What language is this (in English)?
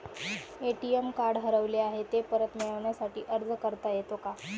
Marathi